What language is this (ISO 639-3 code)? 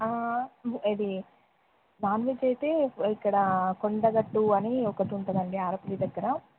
tel